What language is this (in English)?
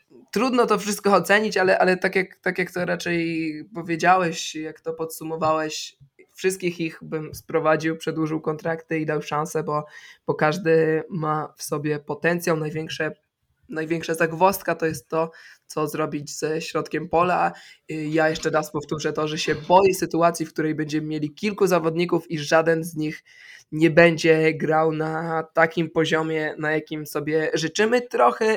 Polish